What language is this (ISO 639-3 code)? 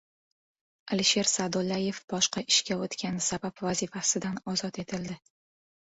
uzb